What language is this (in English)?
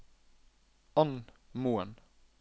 Norwegian